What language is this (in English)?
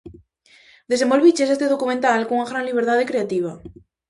Galician